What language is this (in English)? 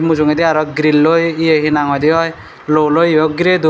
Chakma